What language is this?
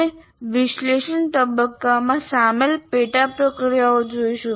Gujarati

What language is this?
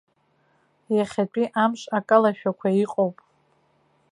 Abkhazian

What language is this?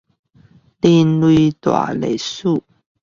Chinese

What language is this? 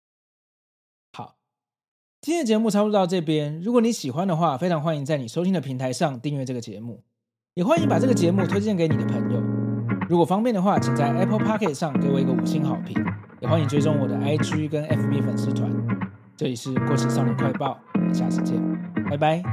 Chinese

